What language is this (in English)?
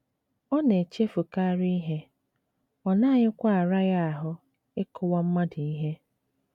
Igbo